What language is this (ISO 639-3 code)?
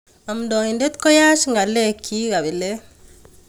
kln